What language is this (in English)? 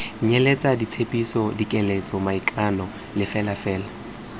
Tswana